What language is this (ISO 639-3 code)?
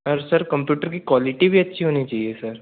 hin